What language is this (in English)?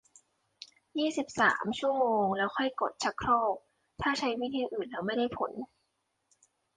Thai